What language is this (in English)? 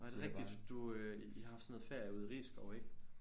Danish